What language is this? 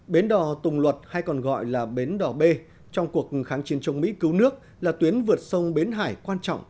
Vietnamese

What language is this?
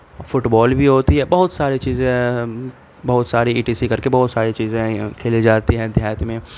Urdu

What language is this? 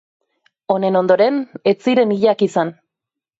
Basque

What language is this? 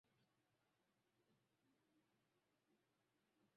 Swahili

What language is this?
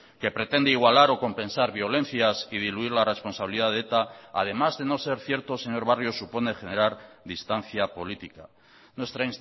Spanish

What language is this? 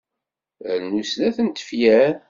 Kabyle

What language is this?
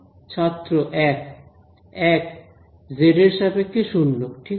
Bangla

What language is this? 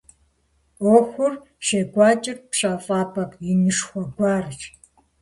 Kabardian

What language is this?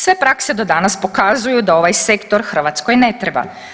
Croatian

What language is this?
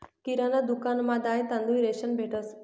Marathi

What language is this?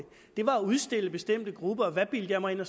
Danish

